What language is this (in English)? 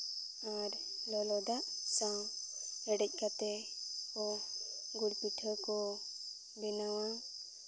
Santali